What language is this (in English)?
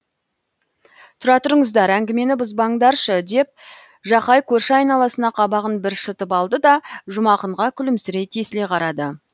Kazakh